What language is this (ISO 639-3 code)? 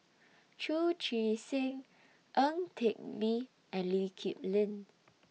eng